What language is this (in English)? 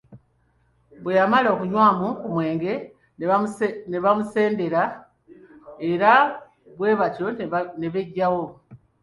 Ganda